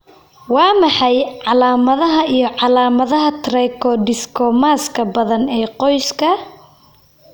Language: Somali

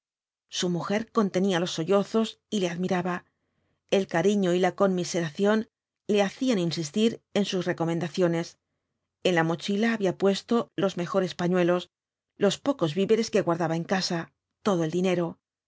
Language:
Spanish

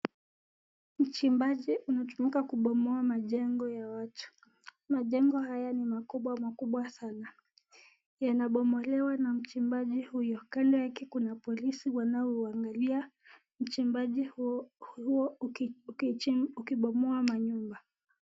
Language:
Swahili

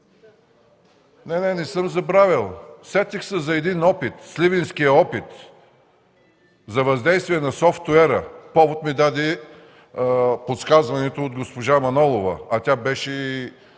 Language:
Bulgarian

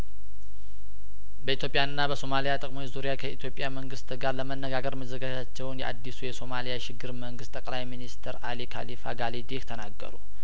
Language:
Amharic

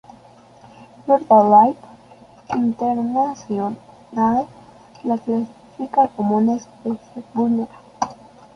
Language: Spanish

